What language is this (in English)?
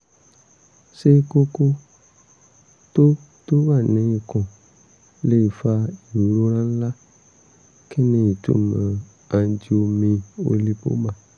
Yoruba